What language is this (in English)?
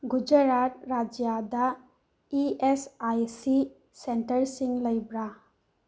Manipuri